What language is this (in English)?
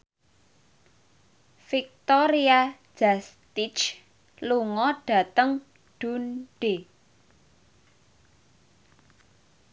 Javanese